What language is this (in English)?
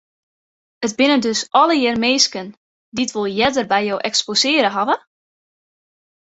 Western Frisian